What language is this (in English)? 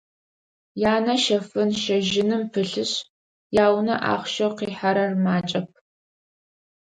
Adyghe